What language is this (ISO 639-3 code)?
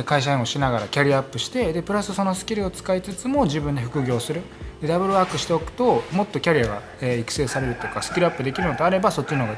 jpn